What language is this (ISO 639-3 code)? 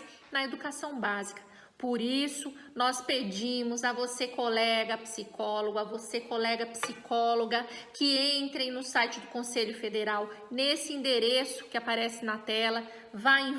por